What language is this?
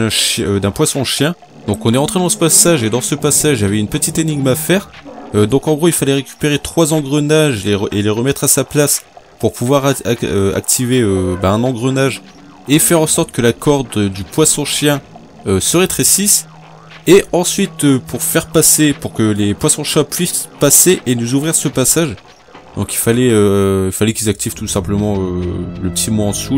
French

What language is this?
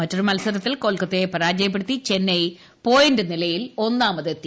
Malayalam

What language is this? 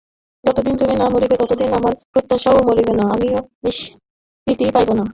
Bangla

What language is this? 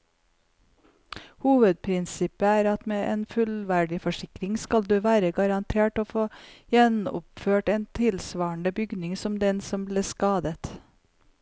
Norwegian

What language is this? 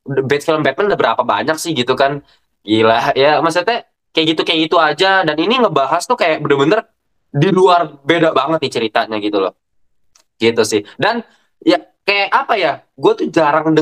Indonesian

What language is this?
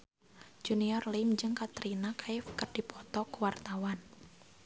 Sundanese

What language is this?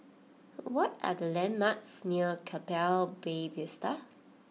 English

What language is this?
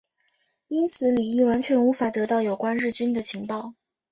Chinese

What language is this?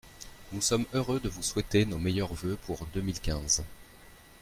French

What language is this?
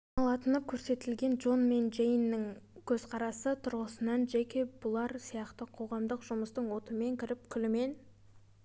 Kazakh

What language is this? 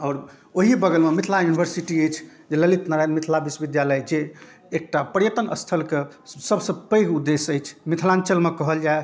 Maithili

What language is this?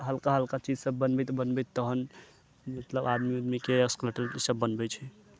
Maithili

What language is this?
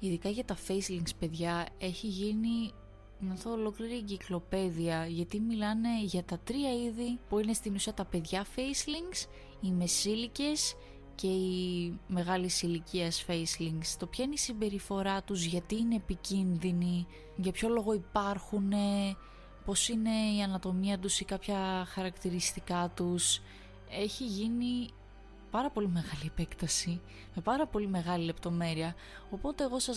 Greek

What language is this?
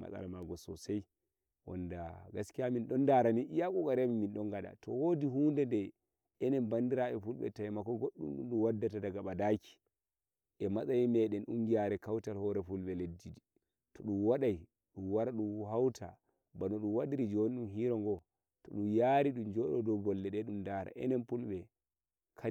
Nigerian Fulfulde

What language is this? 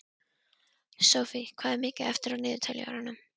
Icelandic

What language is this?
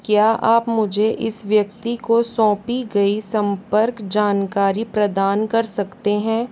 Hindi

